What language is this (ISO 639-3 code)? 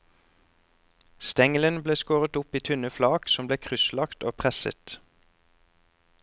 nor